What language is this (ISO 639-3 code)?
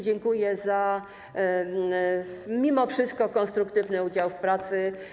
pol